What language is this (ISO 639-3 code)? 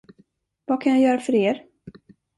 swe